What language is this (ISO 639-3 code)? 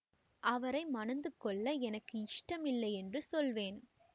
tam